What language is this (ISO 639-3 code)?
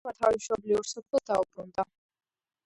kat